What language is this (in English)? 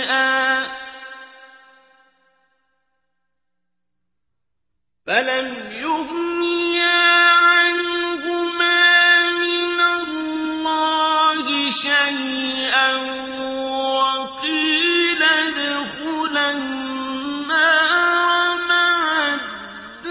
Arabic